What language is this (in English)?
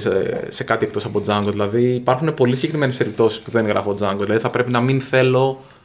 Greek